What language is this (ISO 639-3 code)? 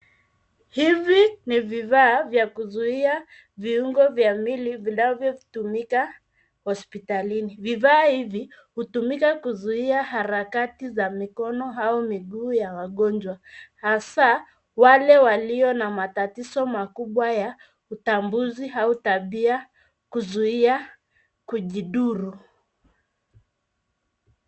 swa